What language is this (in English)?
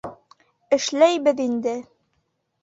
Bashkir